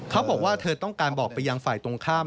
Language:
Thai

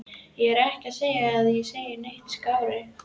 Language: Icelandic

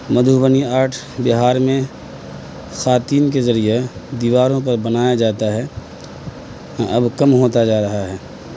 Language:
Urdu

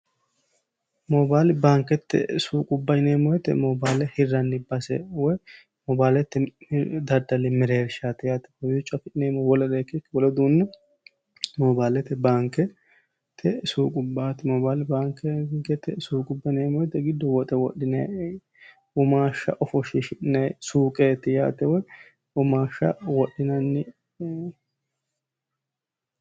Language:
Sidamo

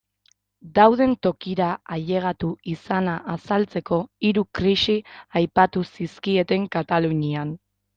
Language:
Basque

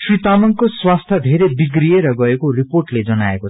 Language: Nepali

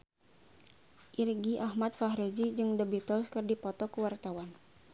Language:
Sundanese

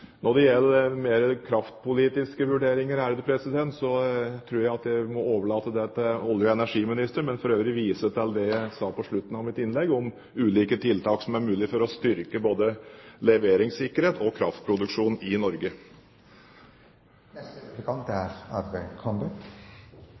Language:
Norwegian Bokmål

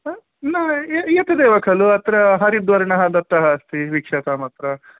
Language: Sanskrit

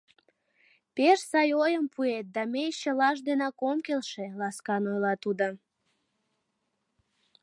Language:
Mari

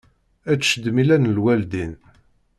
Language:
Kabyle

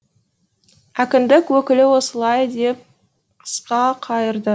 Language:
Kazakh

